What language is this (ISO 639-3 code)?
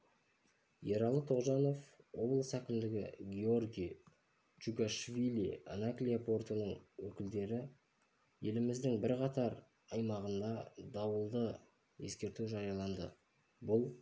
kaz